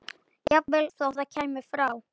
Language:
Icelandic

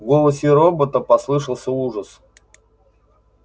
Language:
Russian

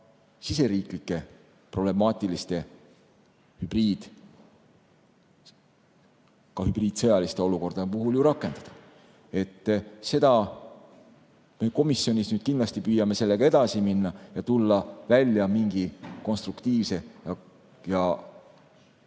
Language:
Estonian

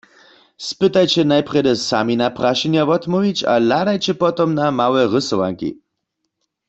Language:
Upper Sorbian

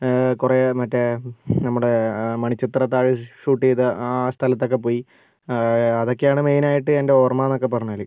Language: Malayalam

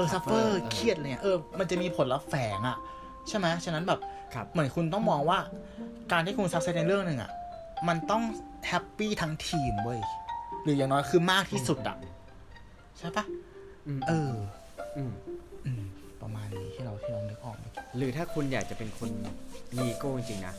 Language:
Thai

